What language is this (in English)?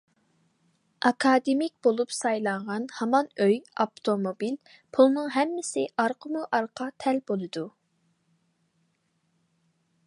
Uyghur